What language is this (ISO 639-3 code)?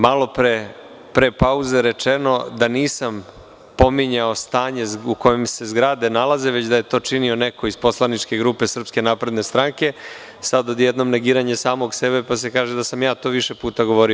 srp